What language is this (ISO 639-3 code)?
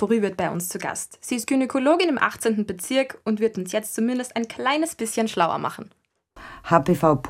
deu